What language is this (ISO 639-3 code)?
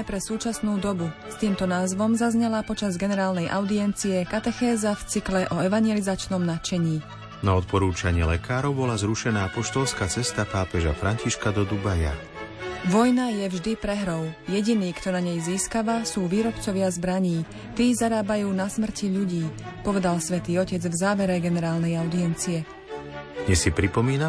slk